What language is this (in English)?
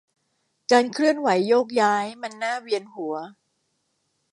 Thai